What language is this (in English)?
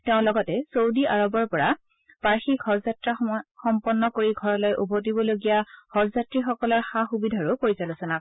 Assamese